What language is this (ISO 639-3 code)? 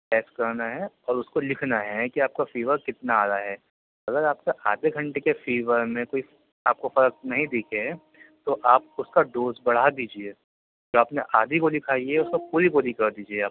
urd